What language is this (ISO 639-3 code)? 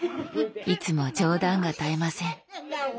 jpn